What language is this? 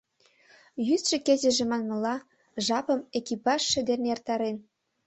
Mari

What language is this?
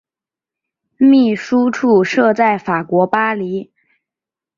Chinese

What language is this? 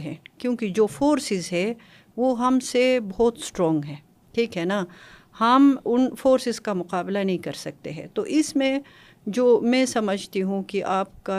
Urdu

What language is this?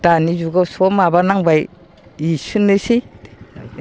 Bodo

